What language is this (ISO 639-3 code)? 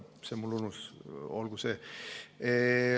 est